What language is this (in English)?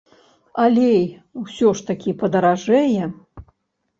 Belarusian